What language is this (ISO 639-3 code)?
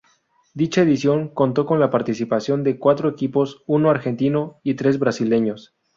spa